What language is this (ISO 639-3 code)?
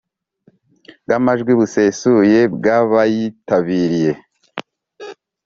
kin